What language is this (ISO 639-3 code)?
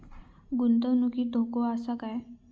mar